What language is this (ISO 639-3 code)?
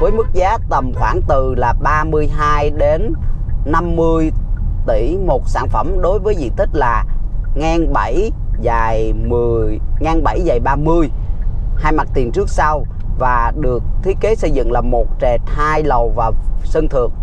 vie